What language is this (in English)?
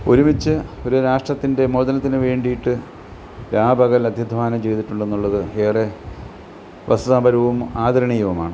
Malayalam